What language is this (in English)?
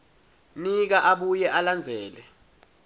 Swati